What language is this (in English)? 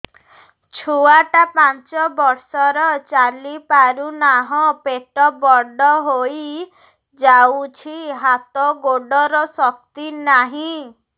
Odia